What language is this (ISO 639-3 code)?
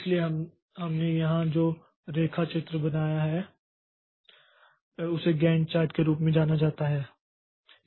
hin